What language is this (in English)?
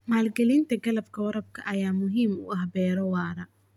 Somali